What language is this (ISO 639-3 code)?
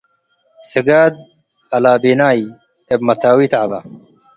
tig